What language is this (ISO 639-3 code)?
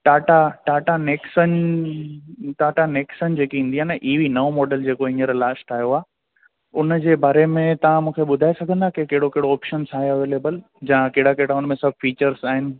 snd